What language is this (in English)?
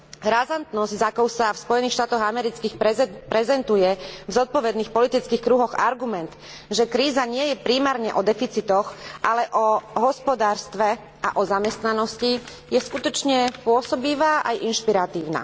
Slovak